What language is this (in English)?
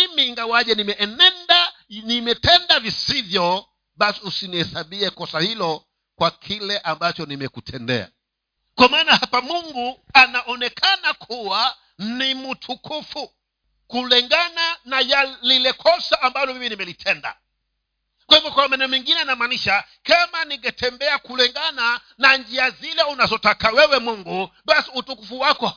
Swahili